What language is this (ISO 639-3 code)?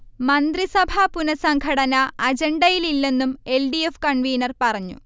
mal